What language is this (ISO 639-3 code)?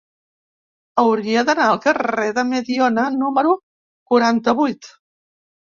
cat